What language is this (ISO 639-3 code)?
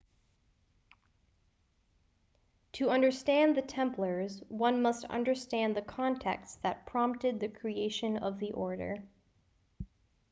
eng